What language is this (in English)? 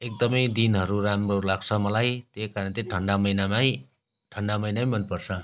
Nepali